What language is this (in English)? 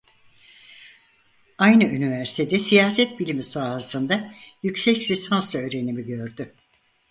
Turkish